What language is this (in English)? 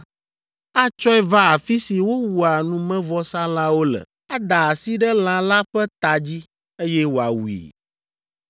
Ewe